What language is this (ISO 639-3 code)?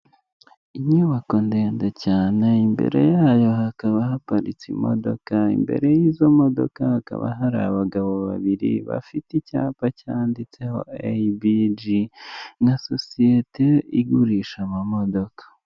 kin